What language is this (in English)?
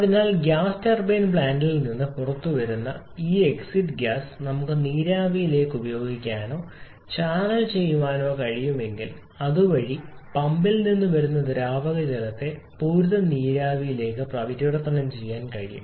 Malayalam